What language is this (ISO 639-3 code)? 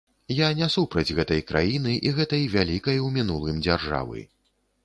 bel